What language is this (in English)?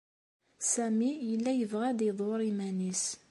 Kabyle